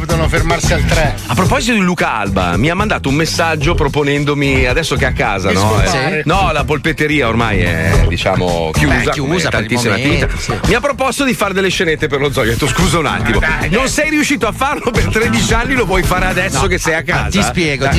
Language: Italian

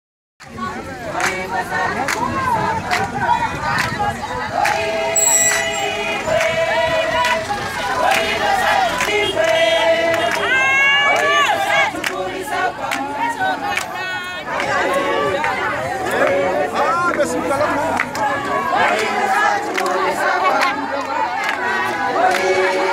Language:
Arabic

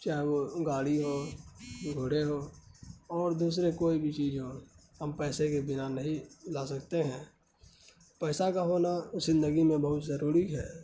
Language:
Urdu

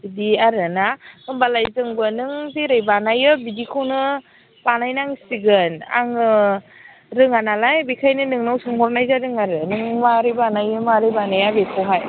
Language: Bodo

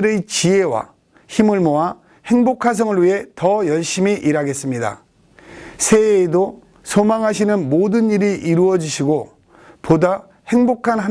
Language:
Korean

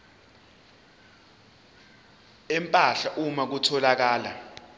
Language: Zulu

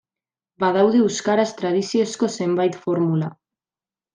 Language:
Basque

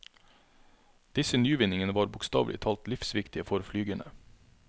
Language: Norwegian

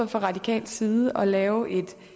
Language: Danish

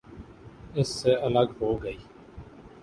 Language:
Urdu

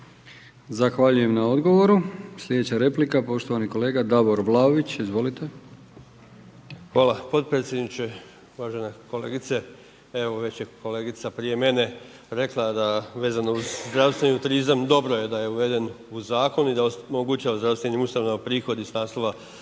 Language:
Croatian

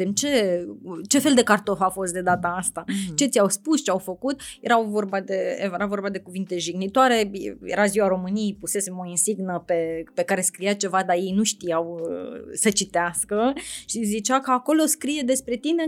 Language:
Romanian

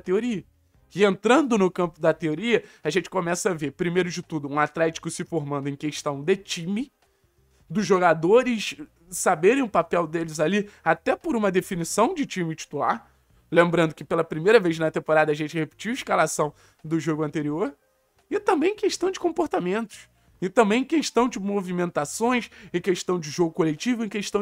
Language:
Portuguese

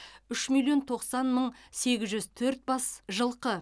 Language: Kazakh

